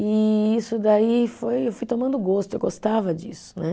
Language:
Portuguese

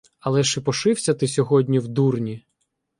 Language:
Ukrainian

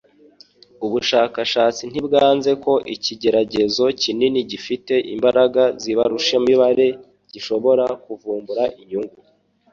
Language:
Kinyarwanda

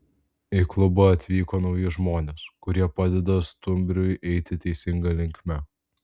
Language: Lithuanian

